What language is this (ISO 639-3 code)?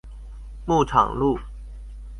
zho